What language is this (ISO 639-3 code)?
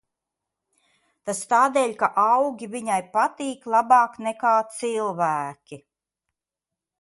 lav